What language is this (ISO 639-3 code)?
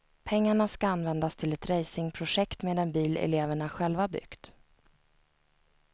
swe